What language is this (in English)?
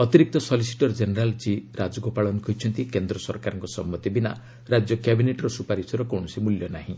Odia